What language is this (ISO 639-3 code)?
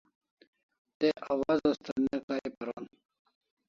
kls